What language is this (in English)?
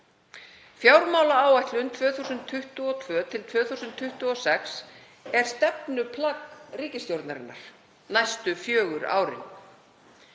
Icelandic